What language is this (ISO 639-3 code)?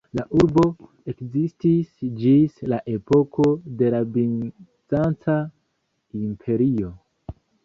epo